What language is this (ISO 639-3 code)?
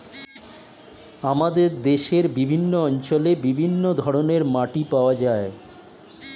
ben